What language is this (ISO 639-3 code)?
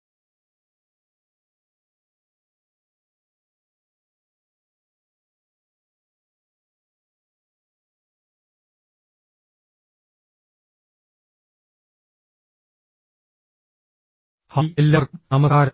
mal